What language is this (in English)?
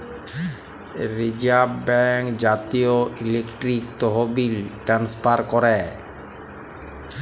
Bangla